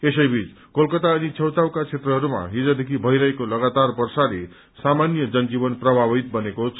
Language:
Nepali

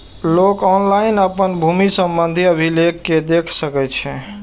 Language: Maithili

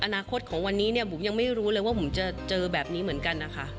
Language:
Thai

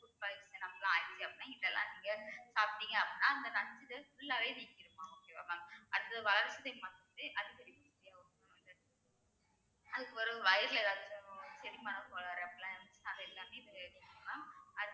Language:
Tamil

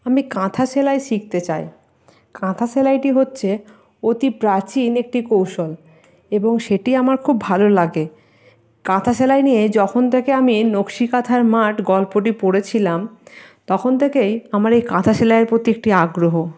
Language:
Bangla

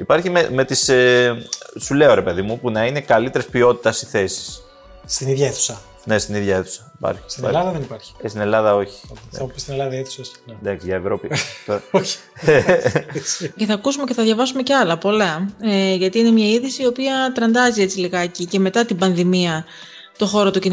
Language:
Greek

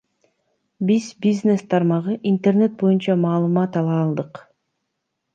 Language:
Kyrgyz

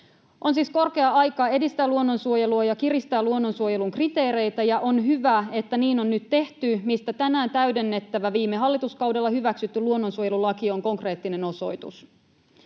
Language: Finnish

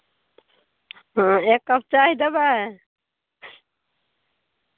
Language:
Maithili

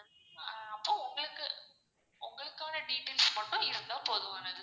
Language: Tamil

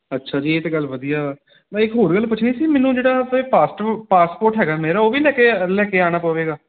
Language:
Punjabi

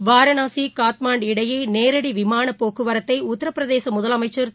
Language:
Tamil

